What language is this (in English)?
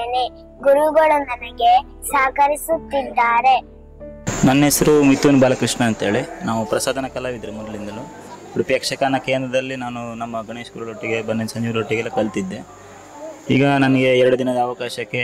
Kannada